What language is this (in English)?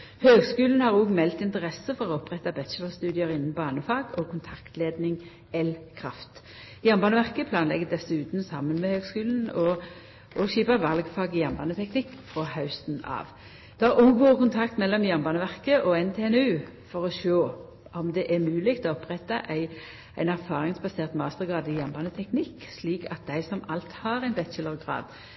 Norwegian Nynorsk